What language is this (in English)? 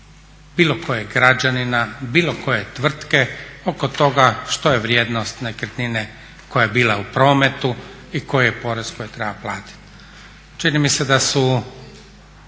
Croatian